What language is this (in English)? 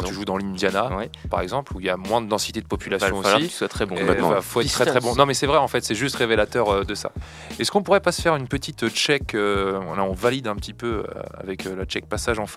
French